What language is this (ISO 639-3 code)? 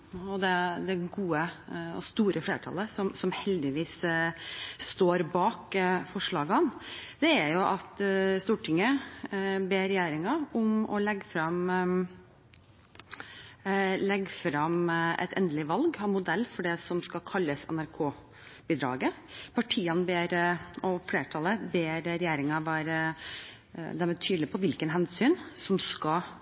nob